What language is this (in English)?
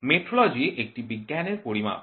Bangla